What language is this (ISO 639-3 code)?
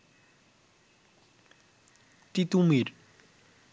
ben